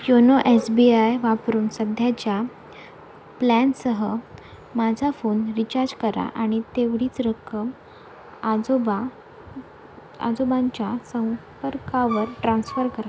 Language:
Marathi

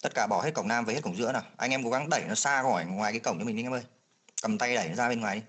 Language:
Vietnamese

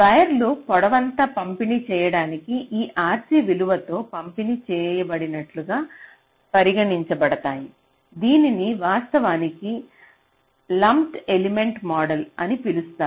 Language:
Telugu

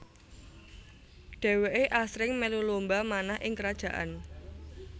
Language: Javanese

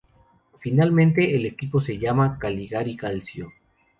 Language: Spanish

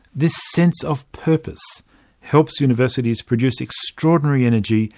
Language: English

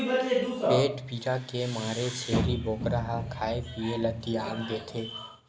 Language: Chhattisgarhi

